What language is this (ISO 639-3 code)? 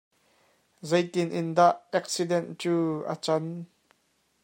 cnh